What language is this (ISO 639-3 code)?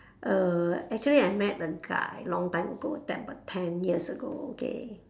eng